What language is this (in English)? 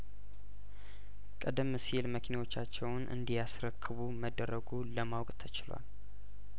Amharic